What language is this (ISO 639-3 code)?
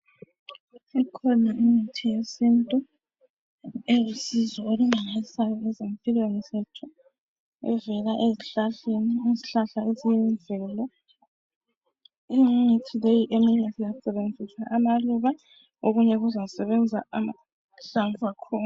nde